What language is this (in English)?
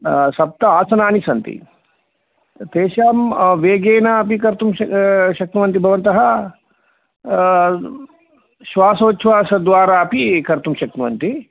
Sanskrit